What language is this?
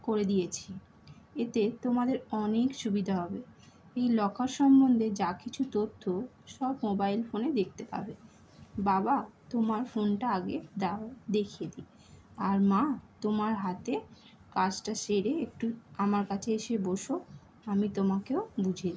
Bangla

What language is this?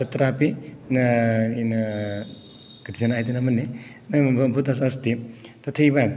Sanskrit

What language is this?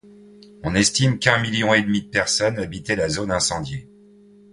French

